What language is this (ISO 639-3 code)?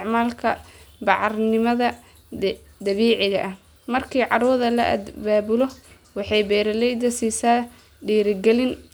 som